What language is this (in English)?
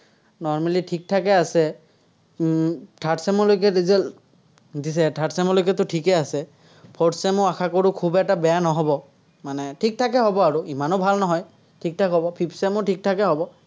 Assamese